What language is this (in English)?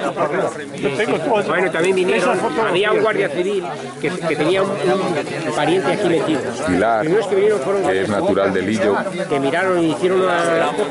Spanish